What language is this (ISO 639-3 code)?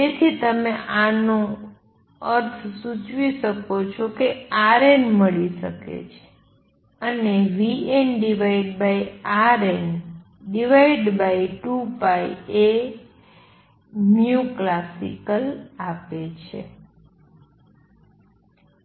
guj